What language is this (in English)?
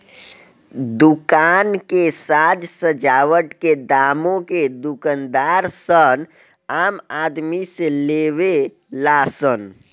Bhojpuri